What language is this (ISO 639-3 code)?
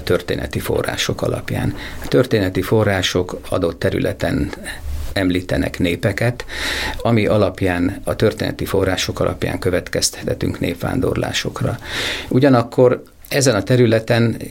hun